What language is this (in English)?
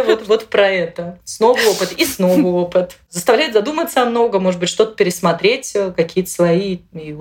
Russian